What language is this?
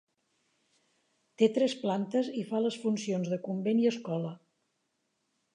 Catalan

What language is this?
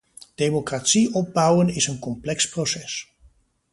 Dutch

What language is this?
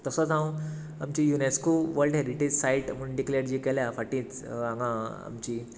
Konkani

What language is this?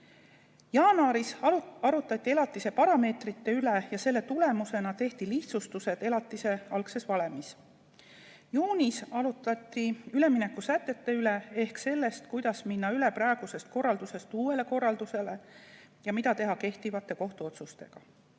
Estonian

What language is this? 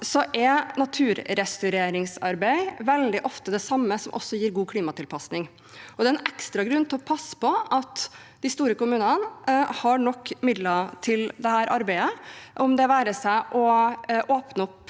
Norwegian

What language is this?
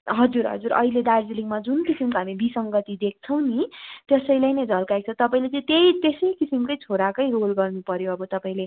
Nepali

